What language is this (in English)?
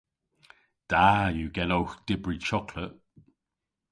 Cornish